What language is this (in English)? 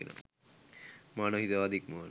Sinhala